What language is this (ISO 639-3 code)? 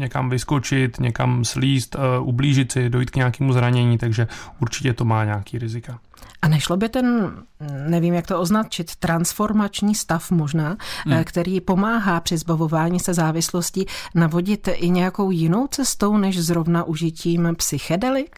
ces